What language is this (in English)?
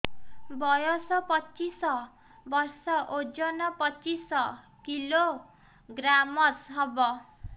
Odia